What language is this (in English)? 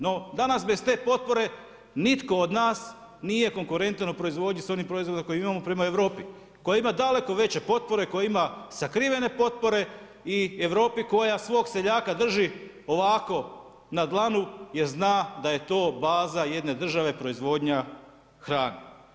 Croatian